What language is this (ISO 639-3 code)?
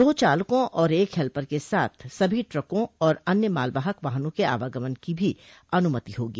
hin